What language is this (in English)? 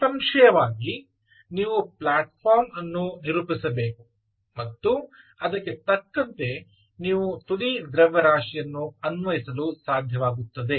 Kannada